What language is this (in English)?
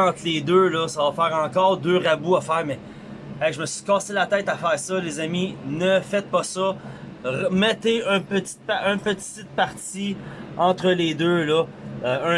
French